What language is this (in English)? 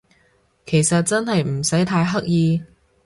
Cantonese